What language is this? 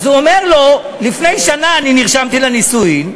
Hebrew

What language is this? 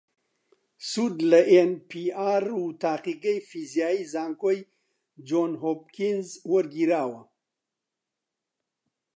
Central Kurdish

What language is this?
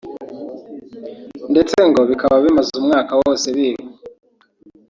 Kinyarwanda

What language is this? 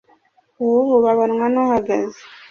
Kinyarwanda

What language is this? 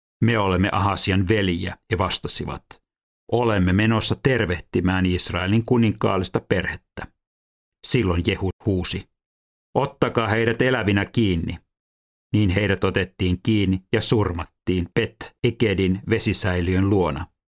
Finnish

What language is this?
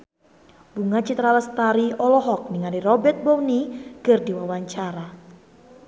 Sundanese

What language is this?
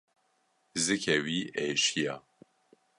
Kurdish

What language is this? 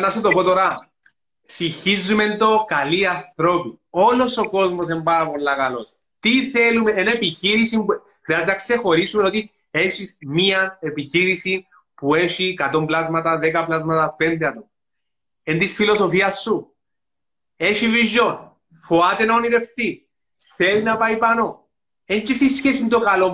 Greek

